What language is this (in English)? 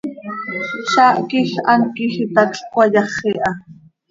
Seri